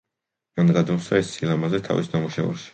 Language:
Georgian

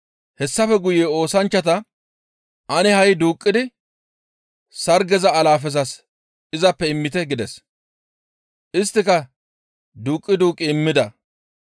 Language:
Gamo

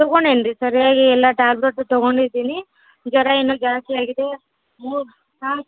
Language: Kannada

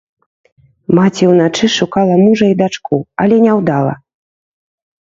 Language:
Belarusian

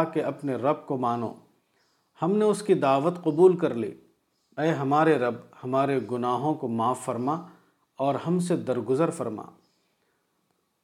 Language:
Urdu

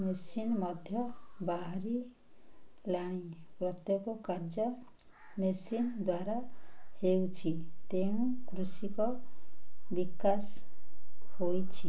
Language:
Odia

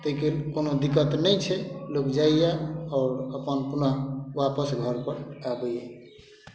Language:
Maithili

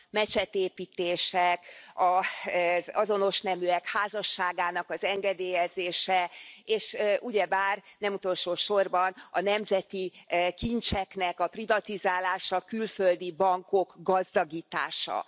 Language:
Hungarian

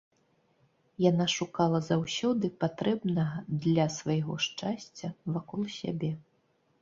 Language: Belarusian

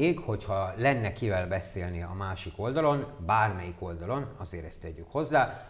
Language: Hungarian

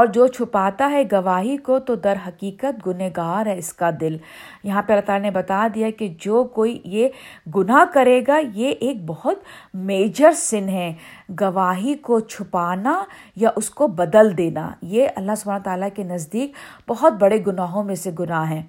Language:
Urdu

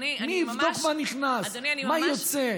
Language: Hebrew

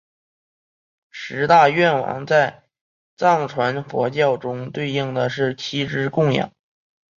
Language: Chinese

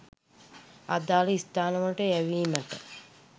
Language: Sinhala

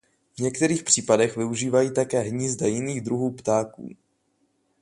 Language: Czech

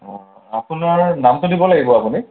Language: Assamese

